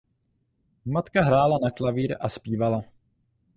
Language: Czech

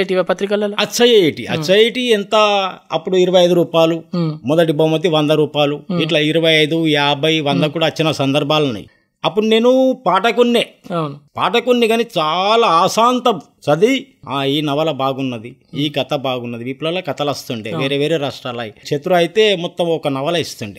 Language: Telugu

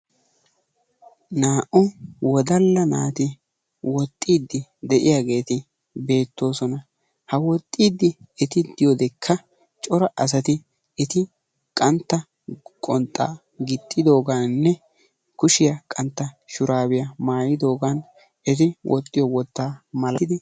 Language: Wolaytta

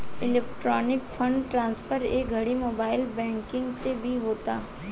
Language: Bhojpuri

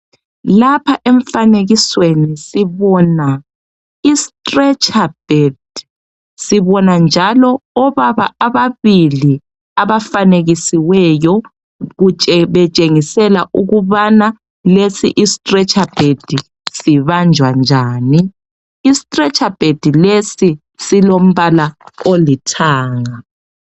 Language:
North Ndebele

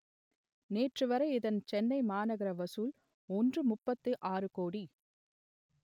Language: Tamil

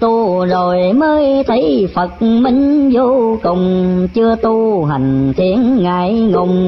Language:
Vietnamese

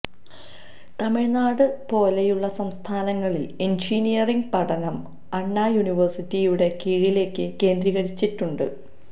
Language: Malayalam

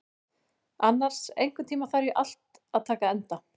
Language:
Icelandic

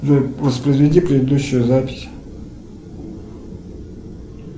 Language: Russian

